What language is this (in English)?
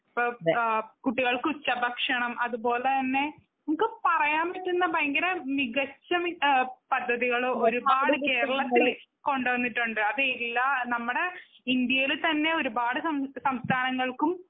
Malayalam